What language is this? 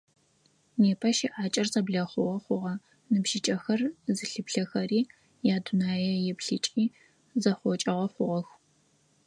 Adyghe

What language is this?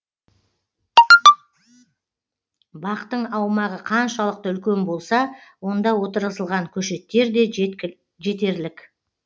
Kazakh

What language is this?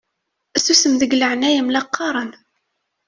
Kabyle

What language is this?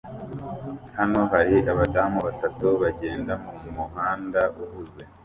Kinyarwanda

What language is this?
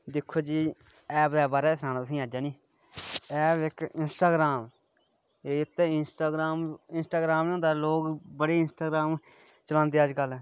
Dogri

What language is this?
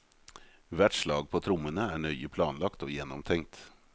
Norwegian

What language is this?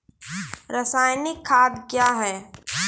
Maithili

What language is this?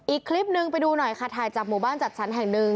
Thai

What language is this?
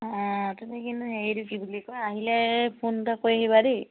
Assamese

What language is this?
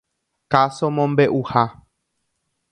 Guarani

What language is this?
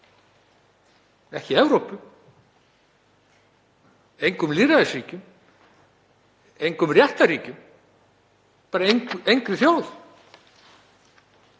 Icelandic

